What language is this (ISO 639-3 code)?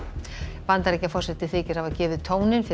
isl